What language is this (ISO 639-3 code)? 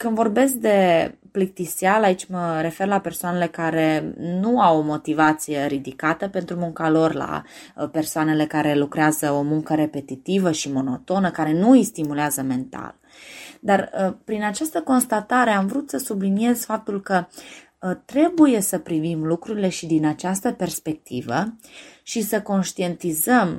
ron